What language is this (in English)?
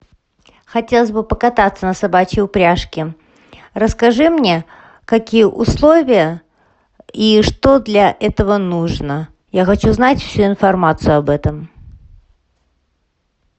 Russian